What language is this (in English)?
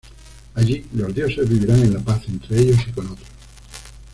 Spanish